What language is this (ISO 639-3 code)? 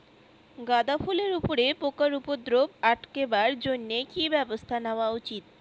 ben